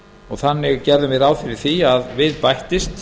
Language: Icelandic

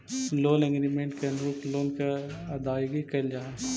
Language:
Magahi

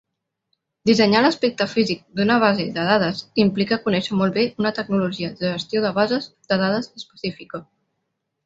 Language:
Catalan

